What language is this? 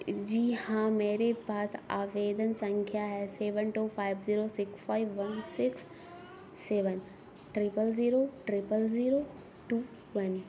Urdu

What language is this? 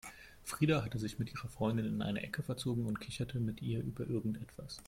German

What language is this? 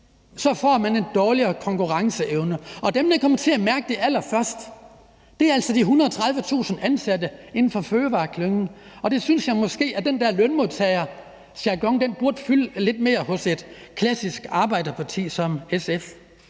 Danish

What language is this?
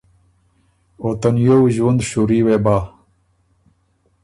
Ormuri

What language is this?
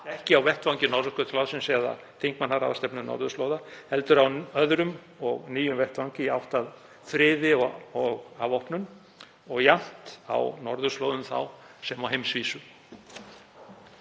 Icelandic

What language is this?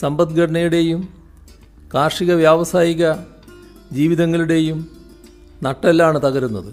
Malayalam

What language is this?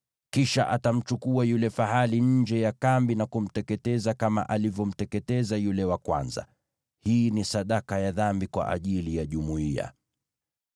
Swahili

